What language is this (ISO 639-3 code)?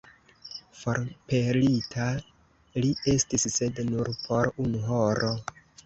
epo